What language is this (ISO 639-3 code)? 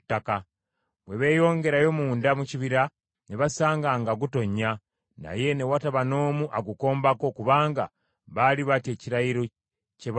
lug